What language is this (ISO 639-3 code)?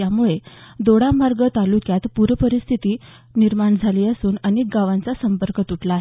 mar